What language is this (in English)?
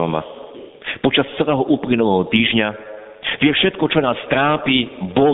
Slovak